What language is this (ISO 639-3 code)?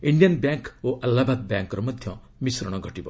ori